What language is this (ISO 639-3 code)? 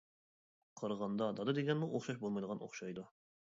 uig